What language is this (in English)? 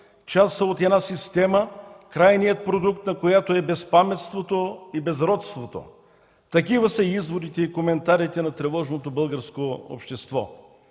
Bulgarian